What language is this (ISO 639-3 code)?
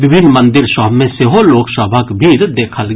mai